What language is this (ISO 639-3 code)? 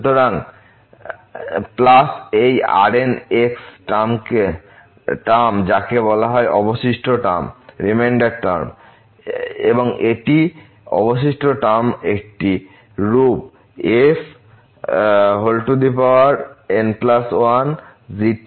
ben